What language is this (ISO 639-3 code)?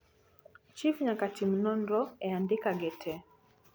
luo